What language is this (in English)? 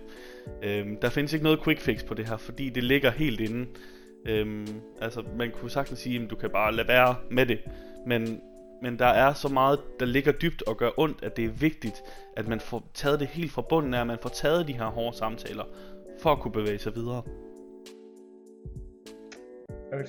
Danish